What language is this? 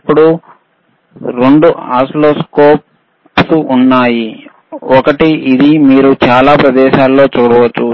Telugu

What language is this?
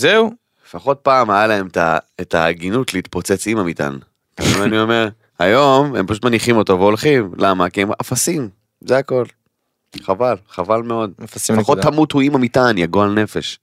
Hebrew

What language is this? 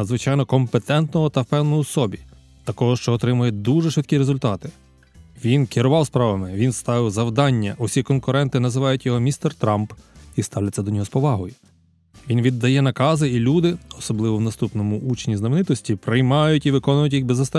Ukrainian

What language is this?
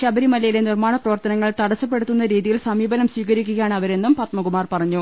Malayalam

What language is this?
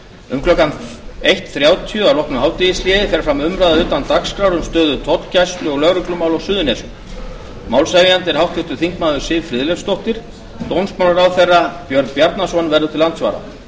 Icelandic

